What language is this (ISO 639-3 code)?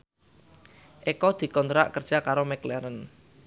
jav